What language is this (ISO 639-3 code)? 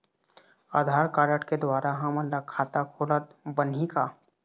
hne